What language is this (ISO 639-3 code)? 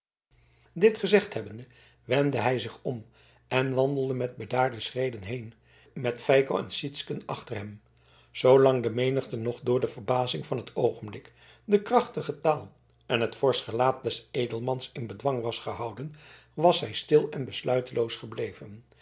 nld